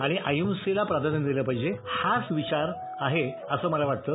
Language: Marathi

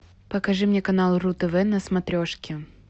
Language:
Russian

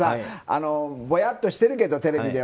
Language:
Japanese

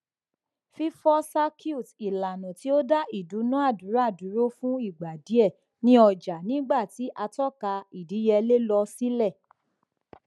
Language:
Yoruba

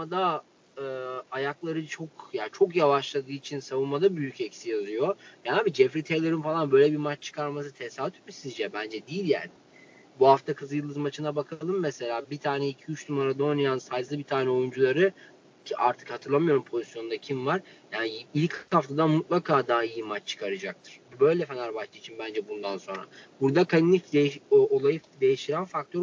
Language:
Turkish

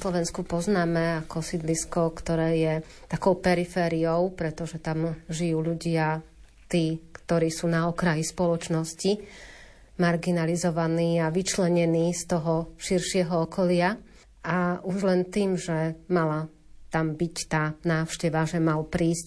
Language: Slovak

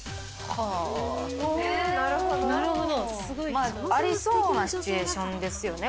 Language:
Japanese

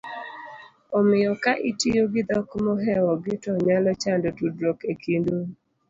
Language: Luo (Kenya and Tanzania)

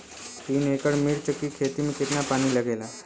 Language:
Bhojpuri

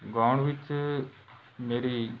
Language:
Punjabi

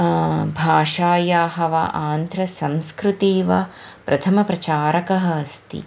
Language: Sanskrit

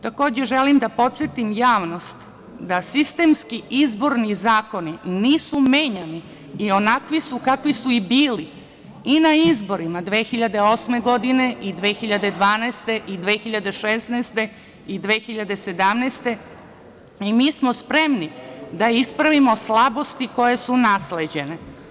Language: Serbian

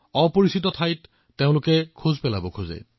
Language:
Assamese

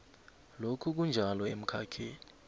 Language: South Ndebele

